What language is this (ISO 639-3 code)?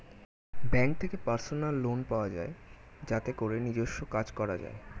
ben